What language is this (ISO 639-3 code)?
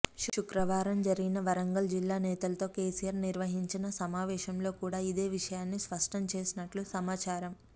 tel